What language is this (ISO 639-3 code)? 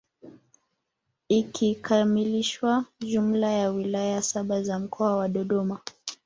swa